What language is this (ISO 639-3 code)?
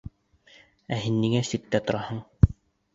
bak